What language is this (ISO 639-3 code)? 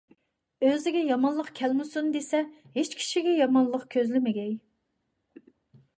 uig